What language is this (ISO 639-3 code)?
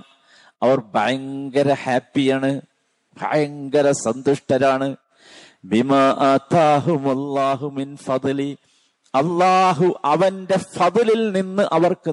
mal